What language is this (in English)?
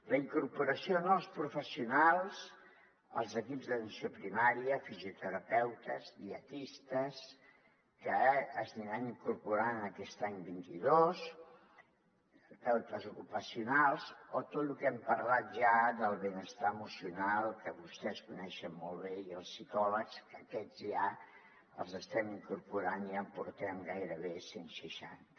Catalan